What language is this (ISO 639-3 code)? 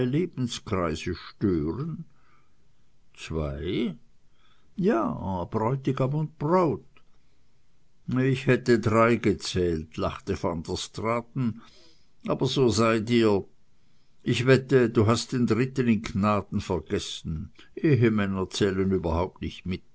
deu